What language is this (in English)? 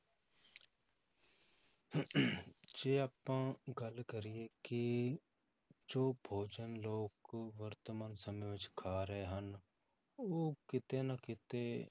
Punjabi